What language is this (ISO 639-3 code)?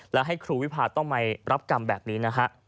tha